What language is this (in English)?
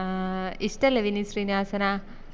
Malayalam